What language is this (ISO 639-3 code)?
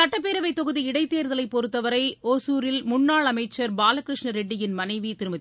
tam